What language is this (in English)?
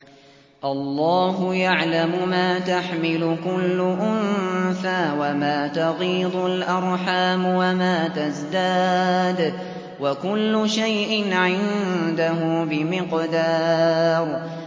Arabic